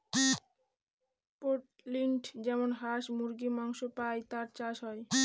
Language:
Bangla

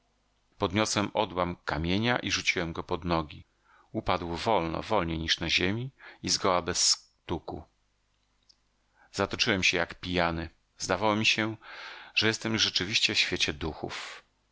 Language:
Polish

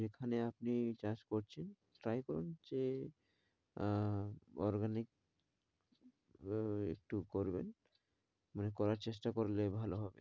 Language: Bangla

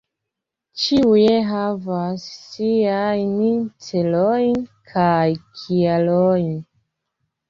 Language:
Esperanto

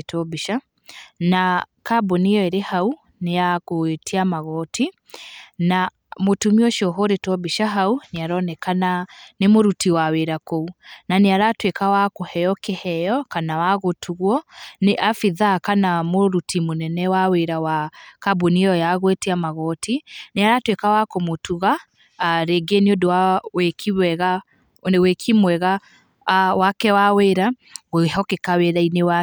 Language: Kikuyu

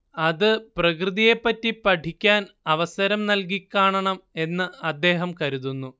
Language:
Malayalam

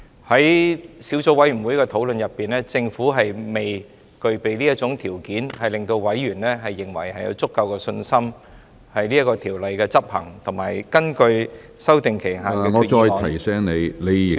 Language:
Cantonese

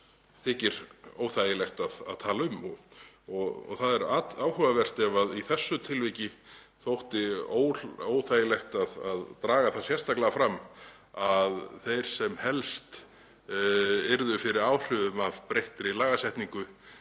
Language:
Icelandic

